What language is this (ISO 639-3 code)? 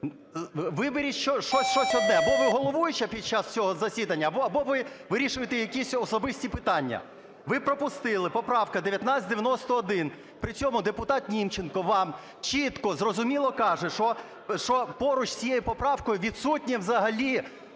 ukr